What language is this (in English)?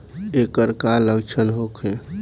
Bhojpuri